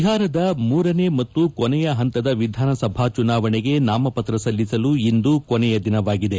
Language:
Kannada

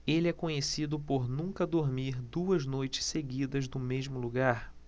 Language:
Portuguese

